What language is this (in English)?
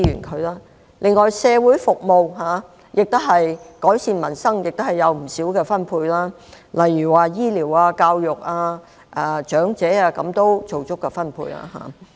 Cantonese